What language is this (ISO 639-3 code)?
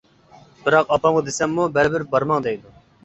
uig